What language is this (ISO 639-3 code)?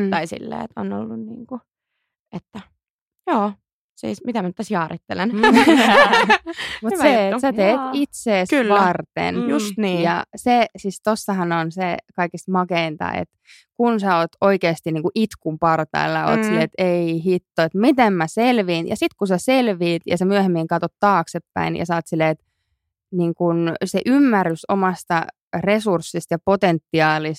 fin